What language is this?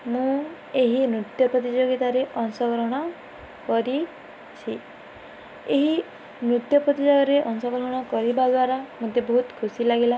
Odia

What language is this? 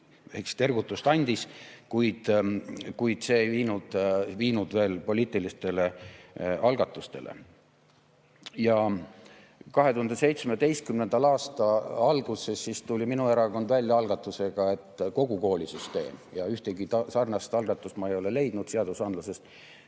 Estonian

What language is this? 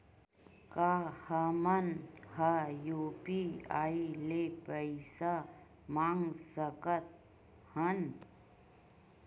Chhattisgarhi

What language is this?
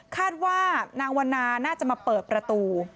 Thai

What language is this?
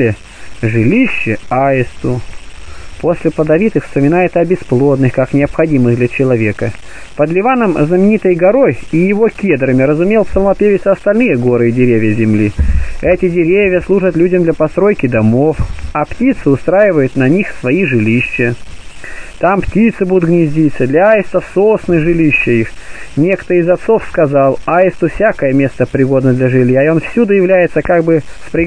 Russian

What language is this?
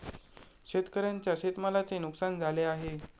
Marathi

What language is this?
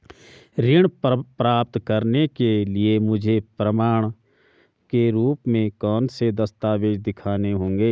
Hindi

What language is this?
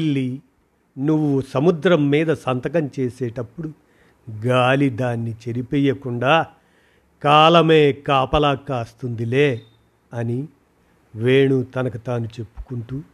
Telugu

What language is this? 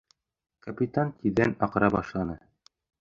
Bashkir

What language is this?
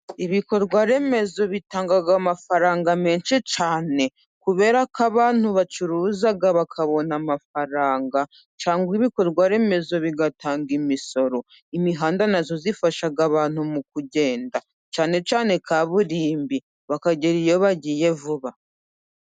Kinyarwanda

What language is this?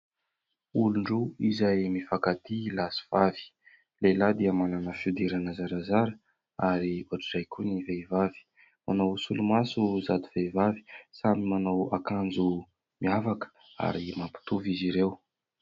Malagasy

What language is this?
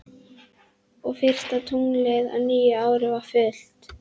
Icelandic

